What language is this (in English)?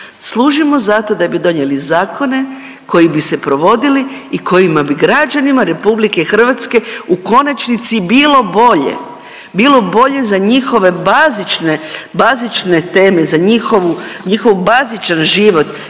Croatian